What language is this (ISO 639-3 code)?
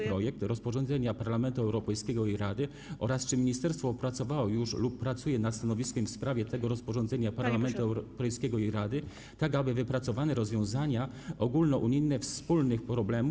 pol